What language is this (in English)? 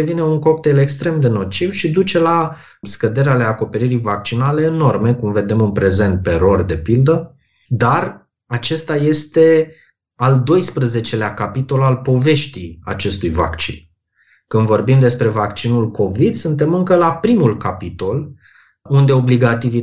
Romanian